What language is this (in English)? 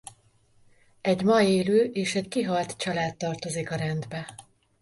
Hungarian